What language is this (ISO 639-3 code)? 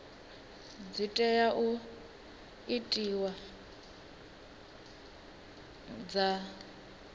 ven